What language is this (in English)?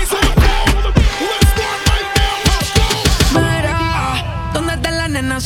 Spanish